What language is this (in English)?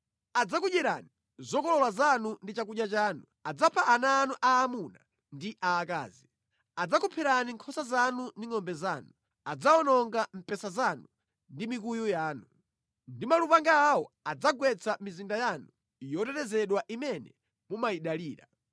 Nyanja